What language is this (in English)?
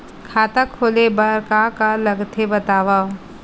Chhattisgarhi